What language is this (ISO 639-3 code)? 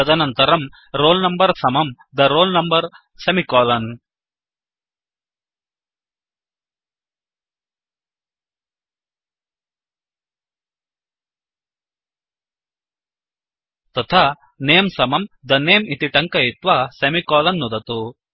san